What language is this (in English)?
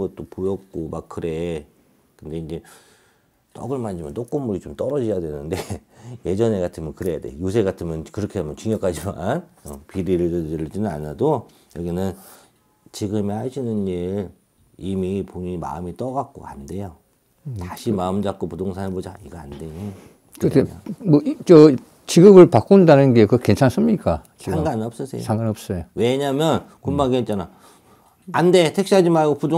Korean